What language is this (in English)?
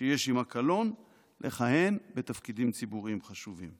Hebrew